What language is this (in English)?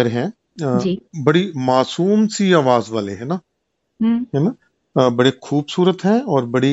Hindi